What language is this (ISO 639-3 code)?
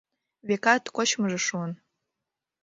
chm